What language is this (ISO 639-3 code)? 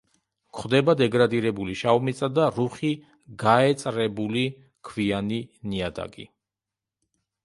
kat